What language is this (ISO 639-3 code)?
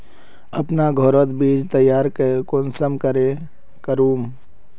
mag